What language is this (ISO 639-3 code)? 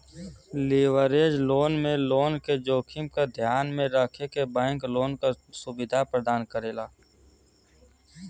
bho